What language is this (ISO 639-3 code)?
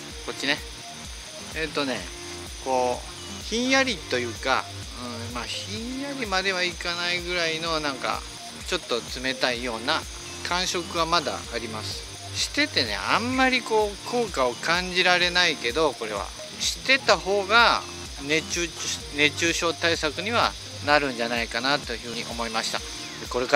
jpn